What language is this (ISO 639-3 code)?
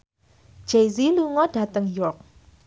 jav